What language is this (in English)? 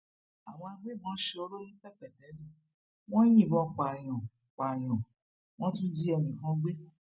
Yoruba